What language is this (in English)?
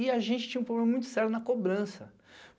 Portuguese